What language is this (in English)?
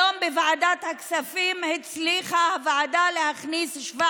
Hebrew